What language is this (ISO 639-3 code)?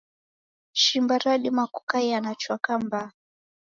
dav